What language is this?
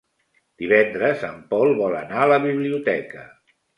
Catalan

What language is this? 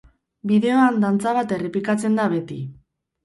Basque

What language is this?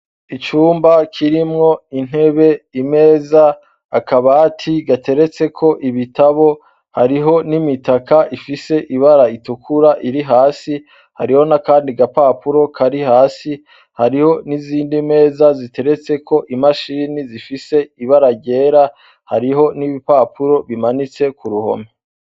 Rundi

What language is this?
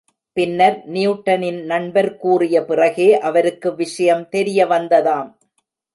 Tamil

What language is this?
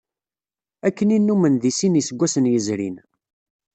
Kabyle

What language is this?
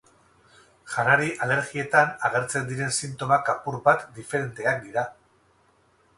Basque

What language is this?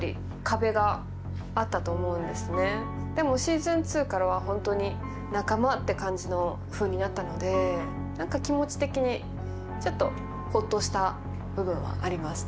Japanese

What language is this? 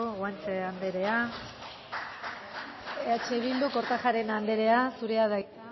Basque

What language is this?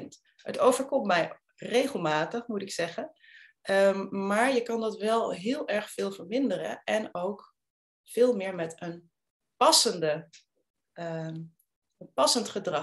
Dutch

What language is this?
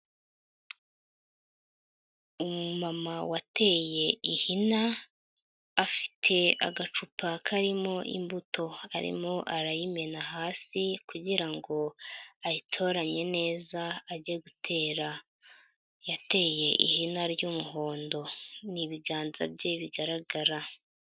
Kinyarwanda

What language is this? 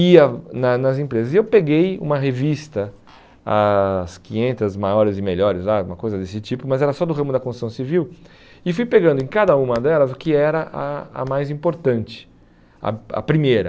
Portuguese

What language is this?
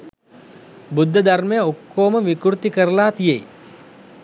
Sinhala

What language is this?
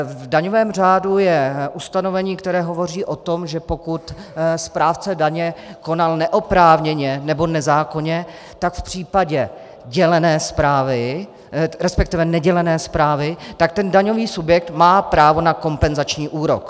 Czech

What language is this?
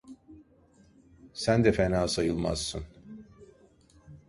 Turkish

